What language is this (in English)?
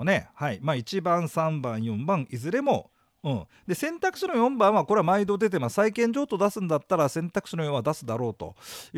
Japanese